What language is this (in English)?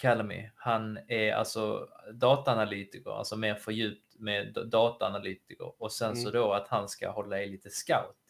Swedish